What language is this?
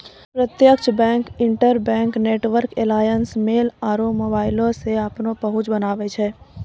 Maithili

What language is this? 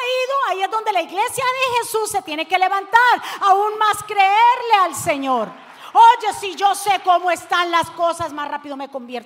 Spanish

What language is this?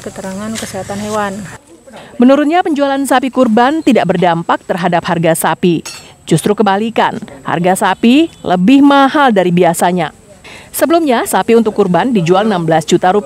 Indonesian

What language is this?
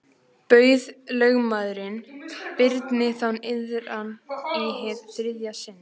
Icelandic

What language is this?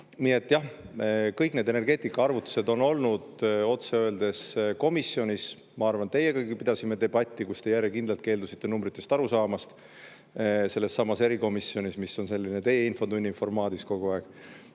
Estonian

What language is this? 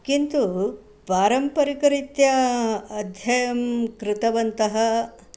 Sanskrit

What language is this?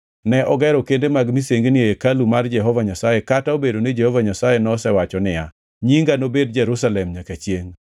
Luo (Kenya and Tanzania)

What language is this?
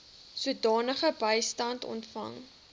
Afrikaans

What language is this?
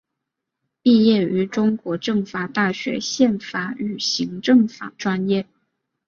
Chinese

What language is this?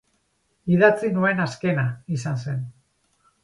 Basque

